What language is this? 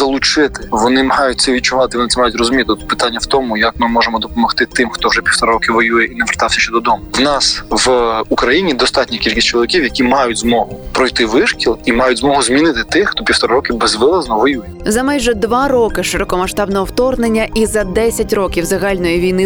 Ukrainian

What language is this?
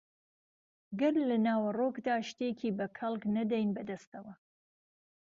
Central Kurdish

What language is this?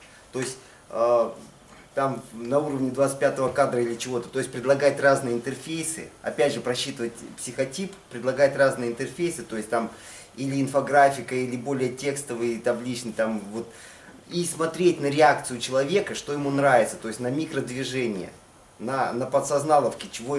Russian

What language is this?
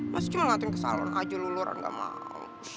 Indonesian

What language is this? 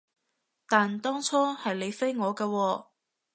Cantonese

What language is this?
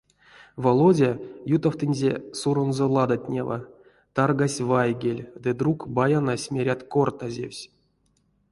Erzya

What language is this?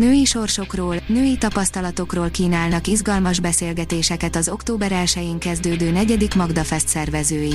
Hungarian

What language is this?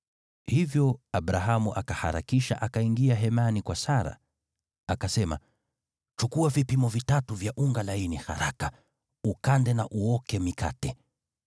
Swahili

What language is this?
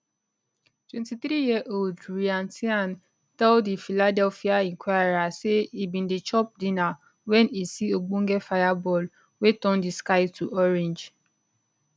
Nigerian Pidgin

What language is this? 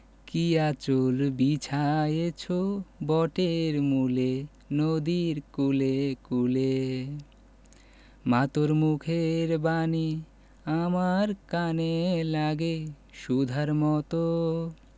Bangla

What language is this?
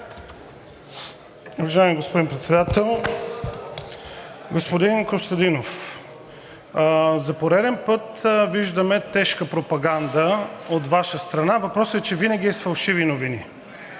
Bulgarian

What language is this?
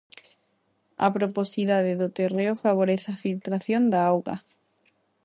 Galician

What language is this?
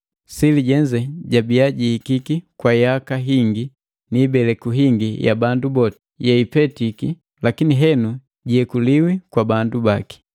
Matengo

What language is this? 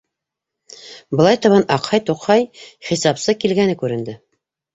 Bashkir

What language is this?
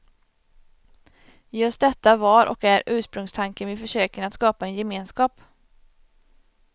Swedish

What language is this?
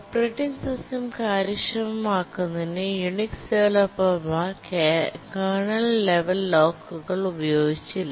Malayalam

